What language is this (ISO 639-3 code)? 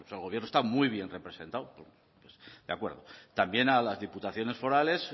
spa